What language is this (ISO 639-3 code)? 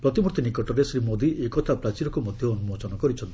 ori